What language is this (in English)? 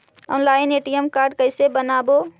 Magahi